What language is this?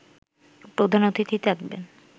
Bangla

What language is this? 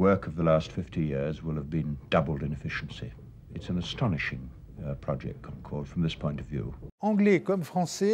English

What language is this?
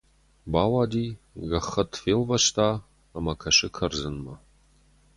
Ossetic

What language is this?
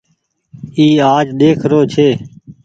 Goaria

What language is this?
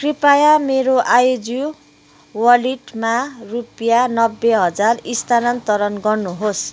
Nepali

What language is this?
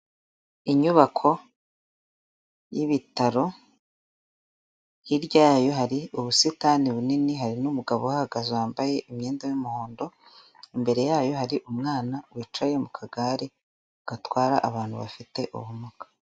Kinyarwanda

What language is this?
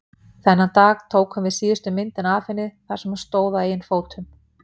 Icelandic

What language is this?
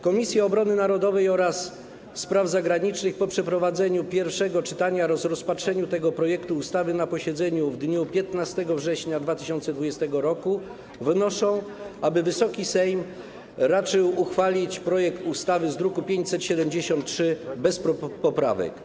Polish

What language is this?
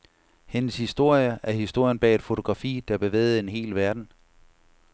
Danish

